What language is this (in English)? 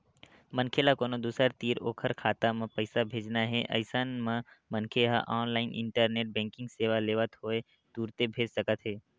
Chhattisgarhi